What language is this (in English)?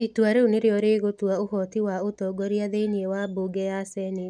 Kikuyu